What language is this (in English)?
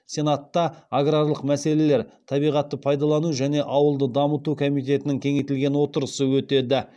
Kazakh